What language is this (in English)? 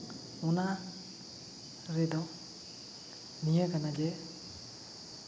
Santali